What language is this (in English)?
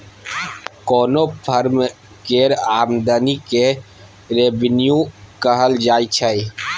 Maithili